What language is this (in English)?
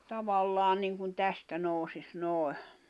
Finnish